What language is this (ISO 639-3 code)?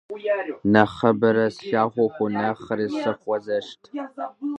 kbd